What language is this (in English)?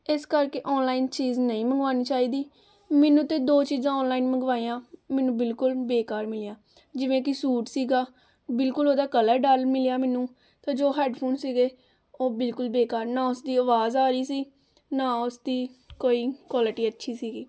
Punjabi